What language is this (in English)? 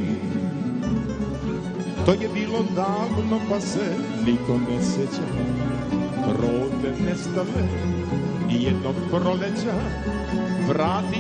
Romanian